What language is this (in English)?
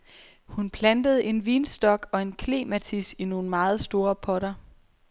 Danish